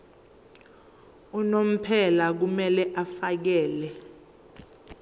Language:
Zulu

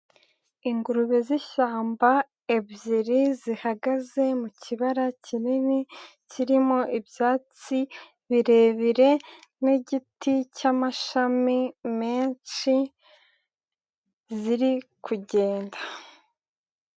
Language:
Kinyarwanda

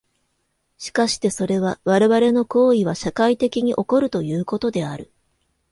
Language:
Japanese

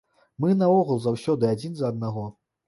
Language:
Belarusian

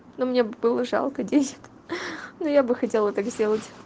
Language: Russian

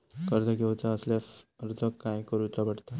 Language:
Marathi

